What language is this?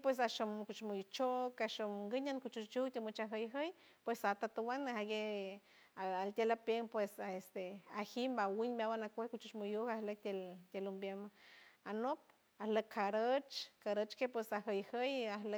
San Francisco Del Mar Huave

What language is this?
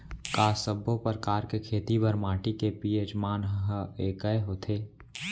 Chhattisgarhi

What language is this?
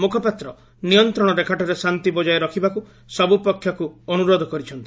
Odia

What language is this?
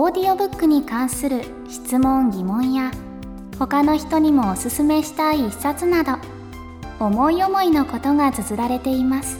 Japanese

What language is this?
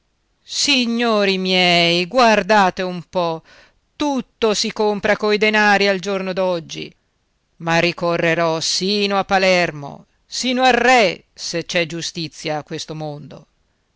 Italian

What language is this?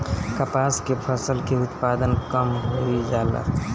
Bhojpuri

